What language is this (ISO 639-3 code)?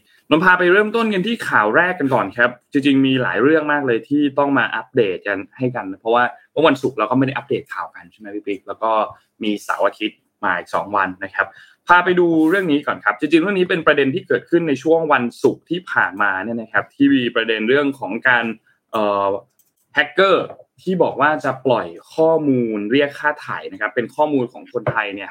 tha